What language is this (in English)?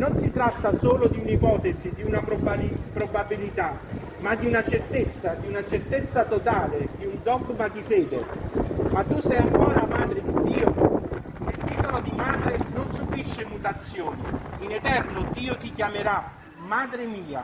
Italian